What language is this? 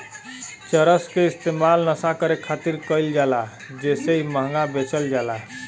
Bhojpuri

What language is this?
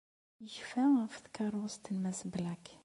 Kabyle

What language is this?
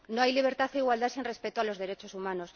Spanish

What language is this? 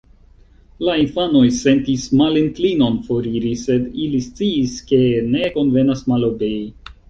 Esperanto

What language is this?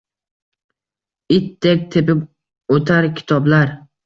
Uzbek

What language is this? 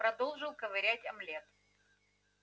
Russian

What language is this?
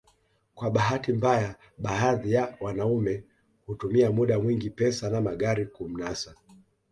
Swahili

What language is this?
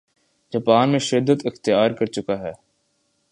Urdu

